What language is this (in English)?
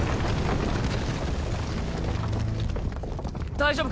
Japanese